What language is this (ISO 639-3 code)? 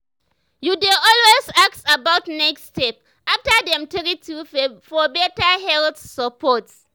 pcm